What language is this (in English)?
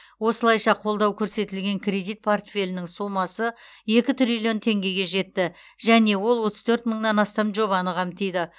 Kazakh